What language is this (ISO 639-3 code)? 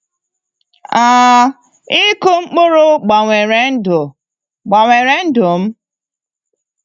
ibo